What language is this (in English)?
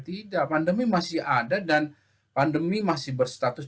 Indonesian